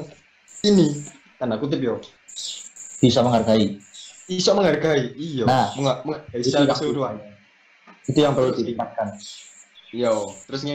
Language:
Indonesian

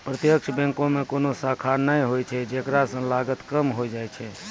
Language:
Maithili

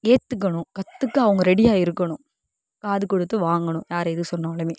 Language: Tamil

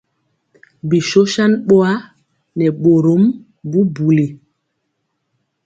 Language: Mpiemo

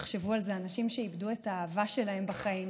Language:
Hebrew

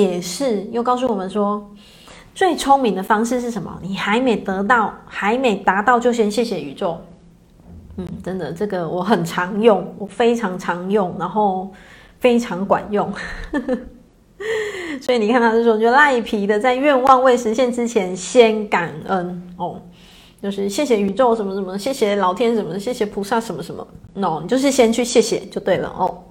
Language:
Chinese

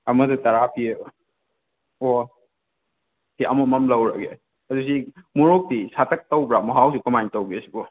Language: Manipuri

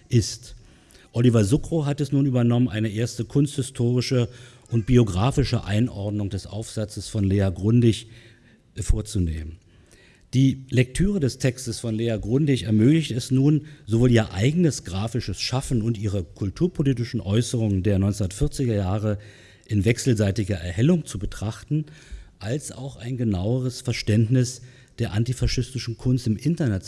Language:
German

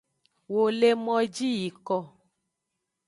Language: Aja (Benin)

